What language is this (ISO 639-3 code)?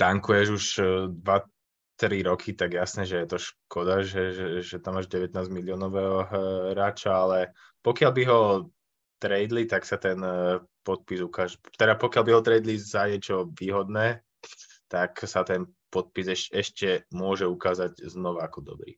slk